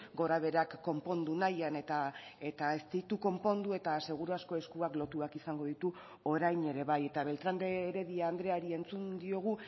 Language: Basque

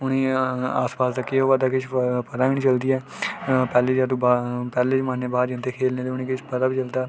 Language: Dogri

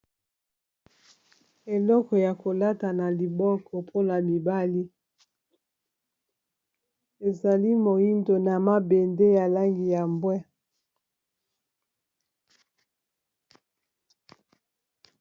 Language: Lingala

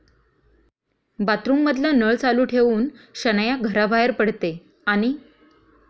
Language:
Marathi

